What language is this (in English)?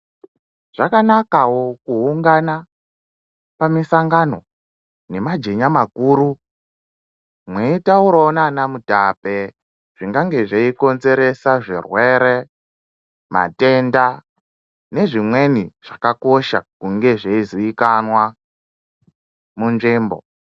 Ndau